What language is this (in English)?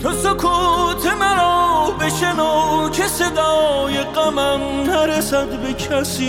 Persian